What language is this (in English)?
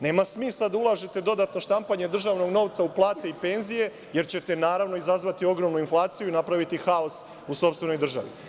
Serbian